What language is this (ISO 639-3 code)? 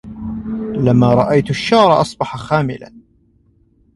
ara